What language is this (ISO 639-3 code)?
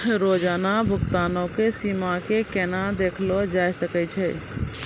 mai